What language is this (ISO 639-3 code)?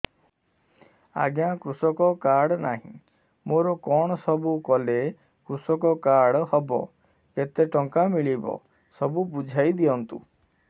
ori